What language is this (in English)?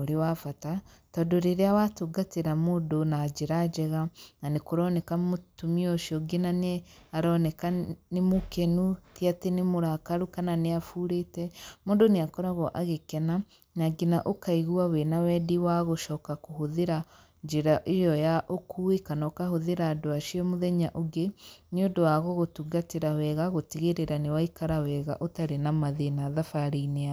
Kikuyu